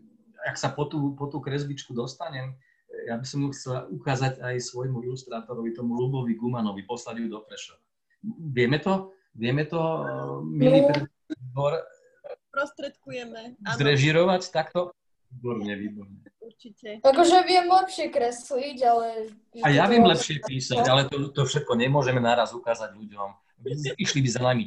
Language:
Slovak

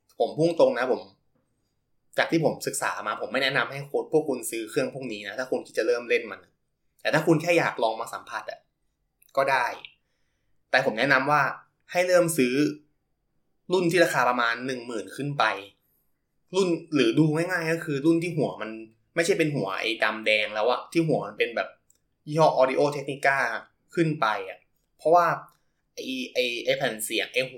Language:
Thai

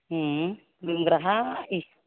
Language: Bodo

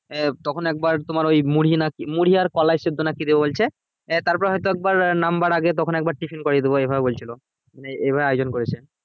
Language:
Bangla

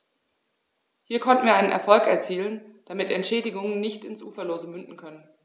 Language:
German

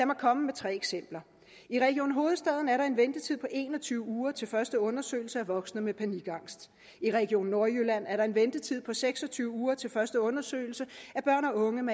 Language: Danish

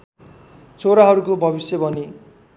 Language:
Nepali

